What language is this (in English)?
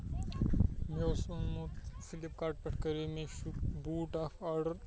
Kashmiri